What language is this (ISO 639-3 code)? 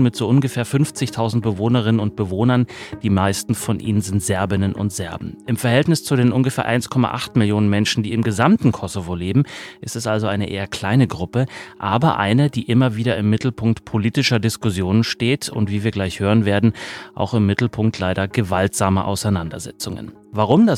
deu